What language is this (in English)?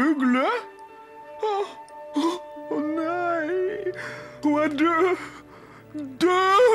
Norwegian